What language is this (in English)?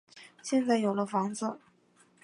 Chinese